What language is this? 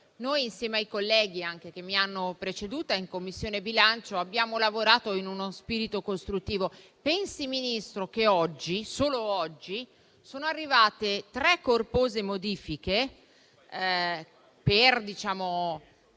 Italian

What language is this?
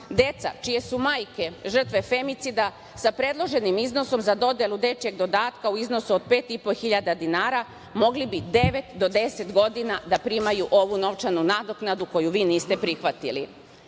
Serbian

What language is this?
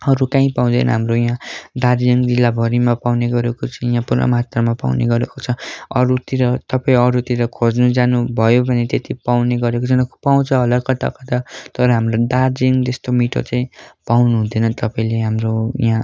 Nepali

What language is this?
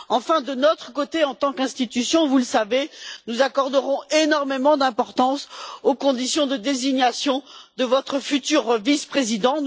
French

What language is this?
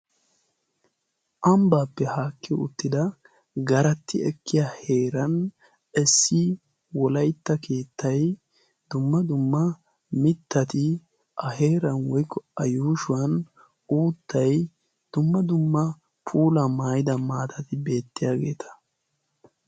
Wolaytta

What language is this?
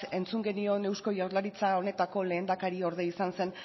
Basque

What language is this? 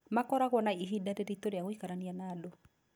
Kikuyu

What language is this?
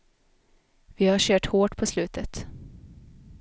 Swedish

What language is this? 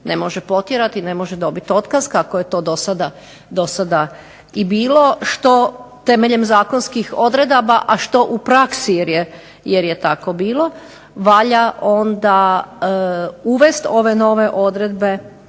Croatian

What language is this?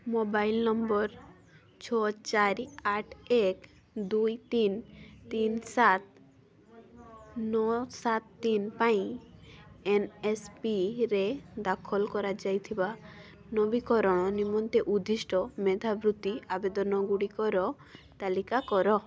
Odia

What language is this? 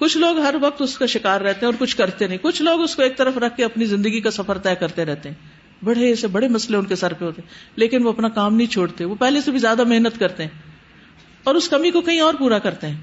Urdu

